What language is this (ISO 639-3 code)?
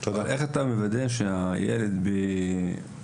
heb